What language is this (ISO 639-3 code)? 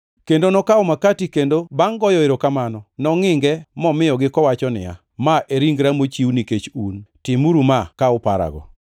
luo